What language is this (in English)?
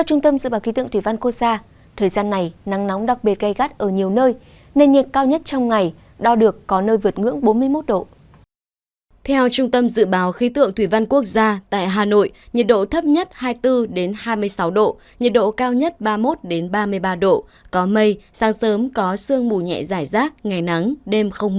Vietnamese